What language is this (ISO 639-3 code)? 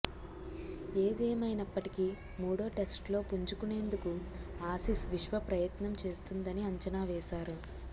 tel